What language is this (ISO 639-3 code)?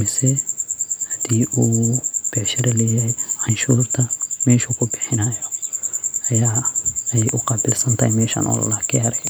som